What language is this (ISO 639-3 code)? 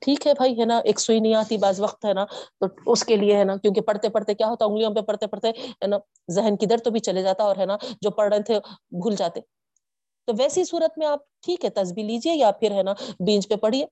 urd